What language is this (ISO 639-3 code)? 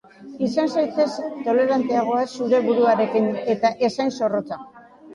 eus